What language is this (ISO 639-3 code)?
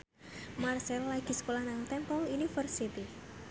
jav